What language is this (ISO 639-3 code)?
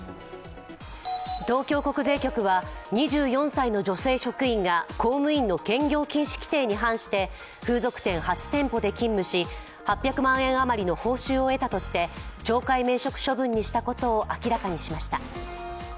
jpn